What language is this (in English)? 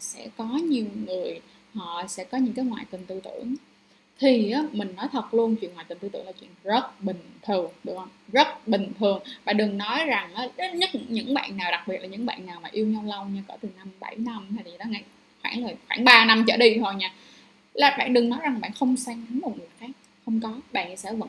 Vietnamese